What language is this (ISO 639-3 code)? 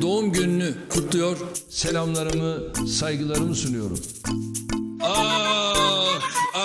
tur